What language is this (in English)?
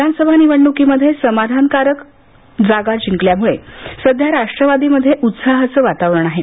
Marathi